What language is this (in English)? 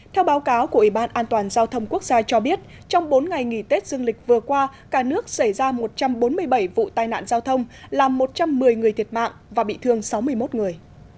Vietnamese